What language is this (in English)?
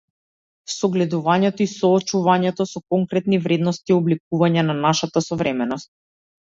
Macedonian